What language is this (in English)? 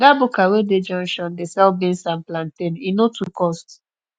Nigerian Pidgin